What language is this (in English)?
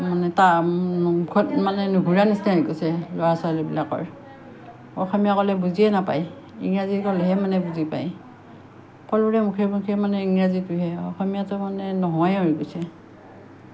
Assamese